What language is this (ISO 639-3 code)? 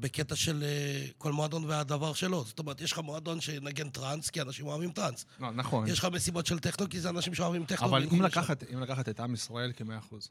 heb